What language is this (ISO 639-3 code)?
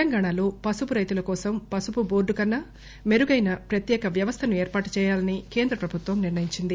tel